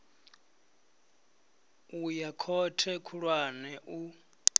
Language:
Venda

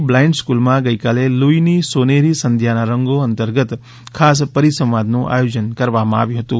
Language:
Gujarati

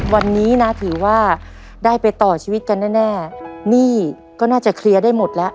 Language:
Thai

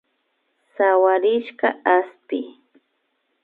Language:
Imbabura Highland Quichua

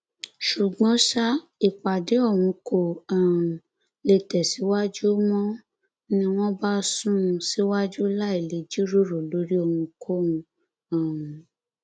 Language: Yoruba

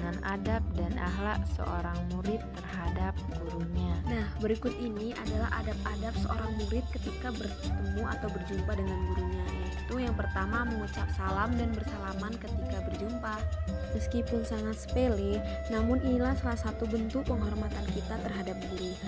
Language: Indonesian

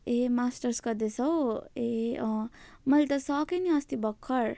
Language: Nepali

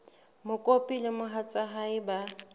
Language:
Southern Sotho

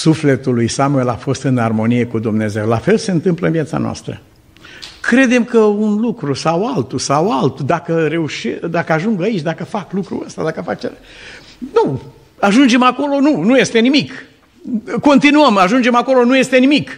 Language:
Romanian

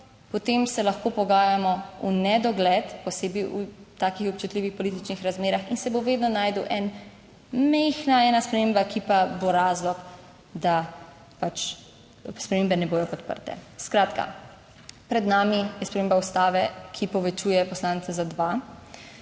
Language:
Slovenian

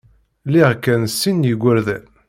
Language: Kabyle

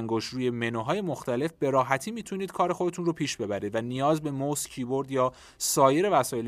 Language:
Persian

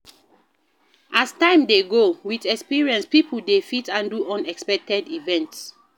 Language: Nigerian Pidgin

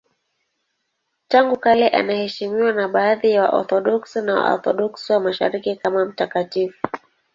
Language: Swahili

